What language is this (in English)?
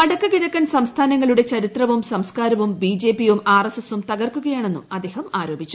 Malayalam